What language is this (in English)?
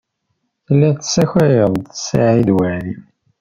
Kabyle